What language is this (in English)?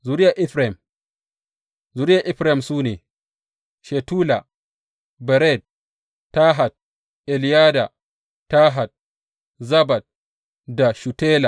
Hausa